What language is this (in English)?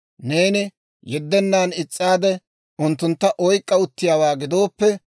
Dawro